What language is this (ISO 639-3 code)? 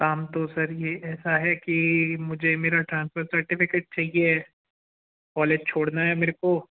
hin